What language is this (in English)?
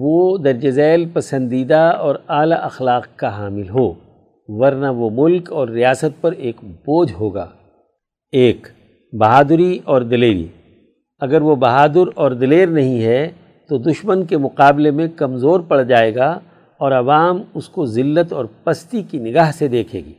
Urdu